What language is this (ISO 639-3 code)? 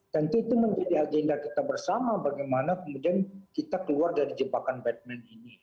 ind